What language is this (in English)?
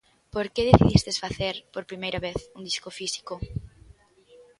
Galician